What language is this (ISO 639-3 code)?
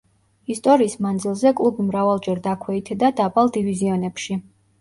kat